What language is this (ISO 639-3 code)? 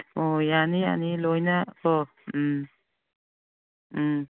mni